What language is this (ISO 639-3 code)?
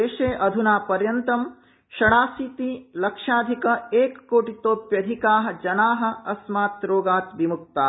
san